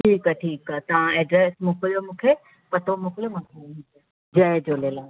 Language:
Sindhi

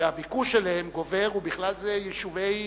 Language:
Hebrew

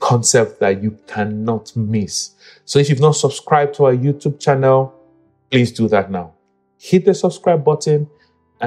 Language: English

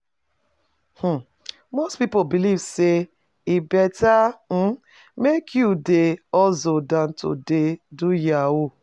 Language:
Nigerian Pidgin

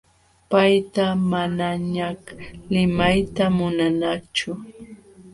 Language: Jauja Wanca Quechua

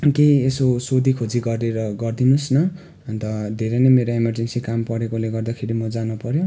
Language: Nepali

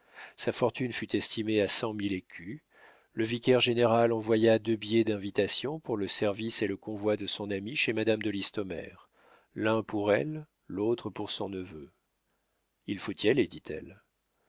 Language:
French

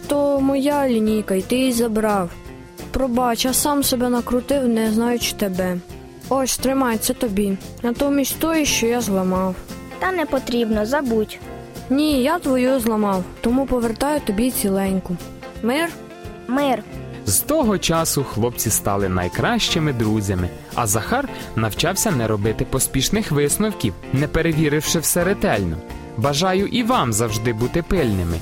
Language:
Ukrainian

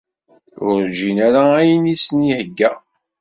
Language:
Kabyle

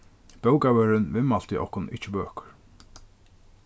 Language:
Faroese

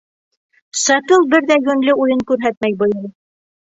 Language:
Bashkir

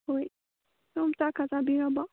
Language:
Manipuri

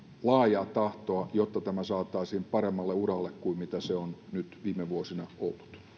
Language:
Finnish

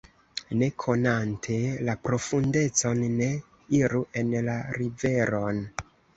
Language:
Esperanto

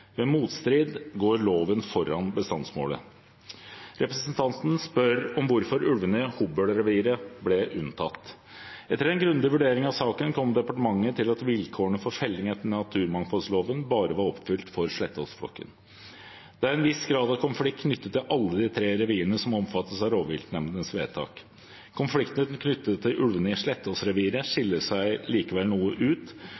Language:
Norwegian Bokmål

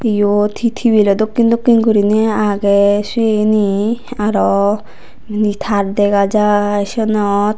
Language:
Chakma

